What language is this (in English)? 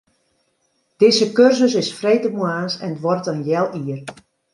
Western Frisian